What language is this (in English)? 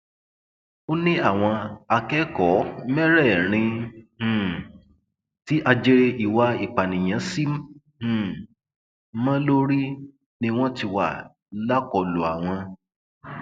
Yoruba